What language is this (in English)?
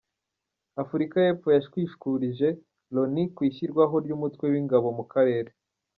Kinyarwanda